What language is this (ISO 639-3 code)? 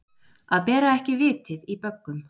isl